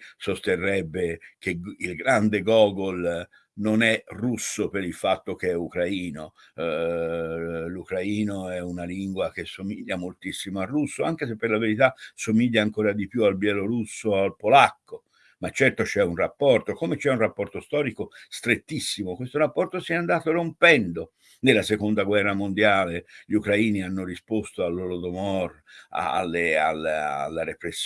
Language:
Italian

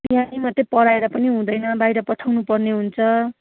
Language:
Nepali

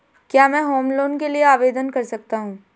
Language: Hindi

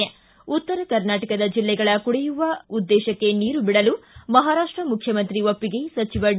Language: Kannada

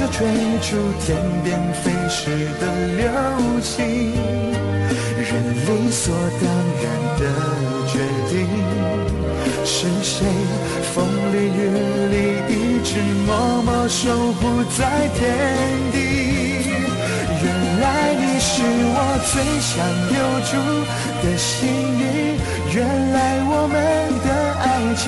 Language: Chinese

